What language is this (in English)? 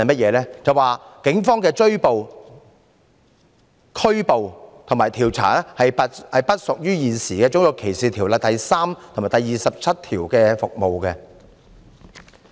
Cantonese